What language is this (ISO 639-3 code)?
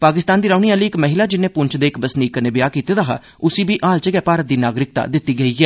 doi